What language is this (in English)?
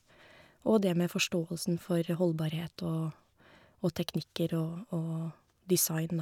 Norwegian